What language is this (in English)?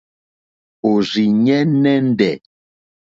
Mokpwe